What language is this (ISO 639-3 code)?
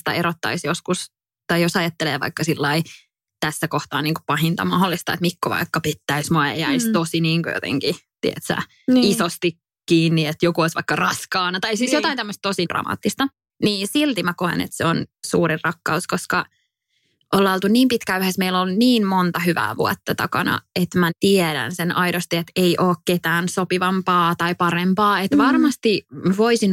fin